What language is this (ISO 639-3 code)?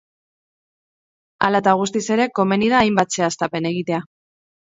eus